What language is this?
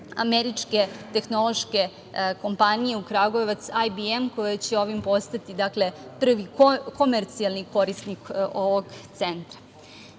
Serbian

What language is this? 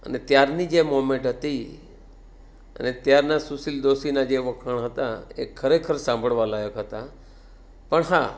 Gujarati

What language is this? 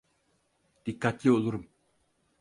Turkish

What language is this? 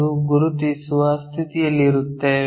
Kannada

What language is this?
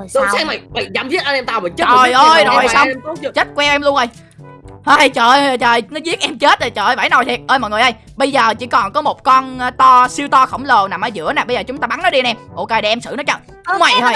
Vietnamese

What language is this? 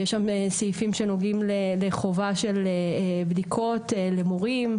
Hebrew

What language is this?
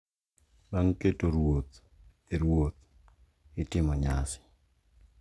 Luo (Kenya and Tanzania)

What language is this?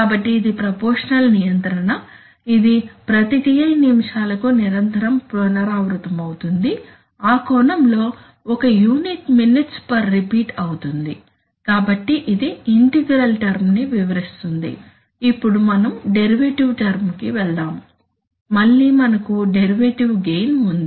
Telugu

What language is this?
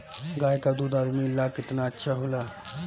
Bhojpuri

